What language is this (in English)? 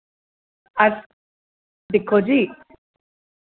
Dogri